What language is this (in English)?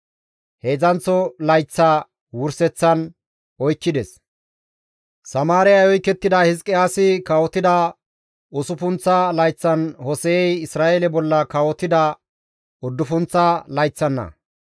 Gamo